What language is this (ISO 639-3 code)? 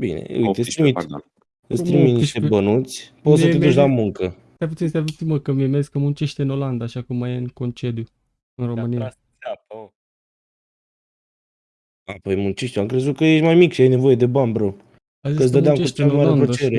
ron